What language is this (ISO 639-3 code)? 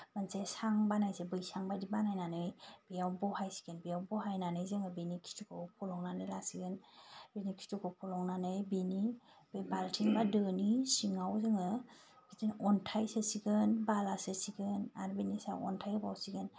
brx